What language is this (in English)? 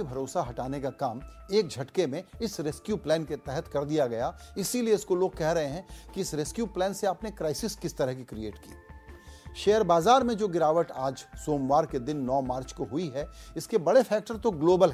Hindi